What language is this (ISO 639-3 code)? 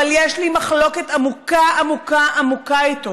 heb